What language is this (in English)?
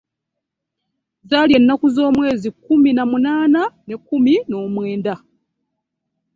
Ganda